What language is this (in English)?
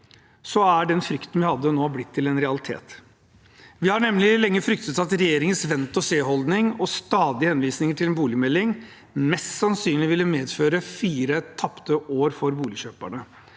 Norwegian